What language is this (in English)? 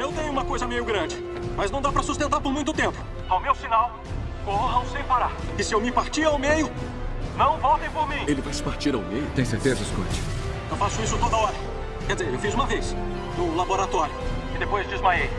Portuguese